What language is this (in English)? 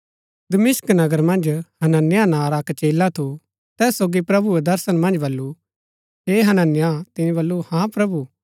Gaddi